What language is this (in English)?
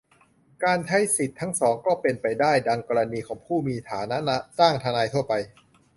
Thai